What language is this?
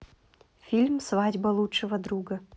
Russian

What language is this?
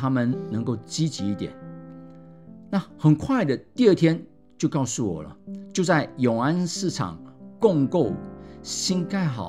Chinese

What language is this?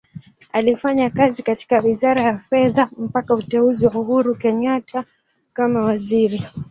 Swahili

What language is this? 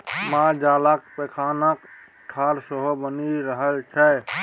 Maithili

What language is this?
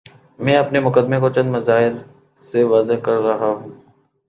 Urdu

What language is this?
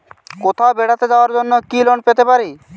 Bangla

